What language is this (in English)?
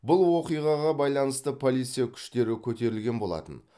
Kazakh